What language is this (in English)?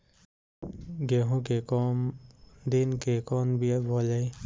Bhojpuri